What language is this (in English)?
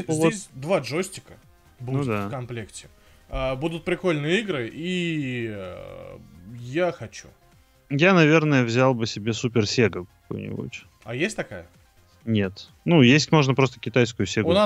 Russian